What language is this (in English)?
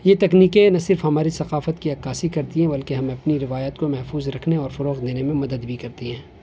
Urdu